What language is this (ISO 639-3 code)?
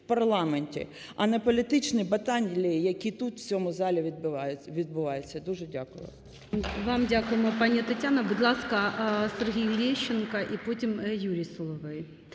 ukr